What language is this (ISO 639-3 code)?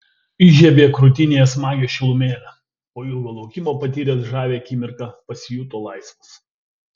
lit